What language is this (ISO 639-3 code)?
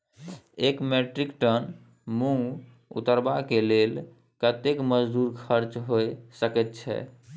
mai